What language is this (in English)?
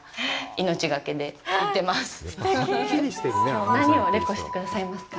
Japanese